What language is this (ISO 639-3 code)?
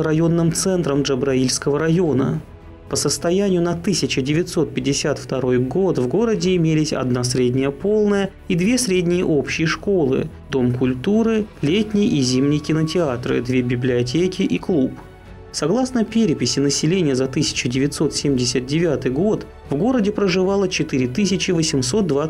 rus